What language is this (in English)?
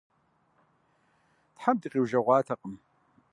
Kabardian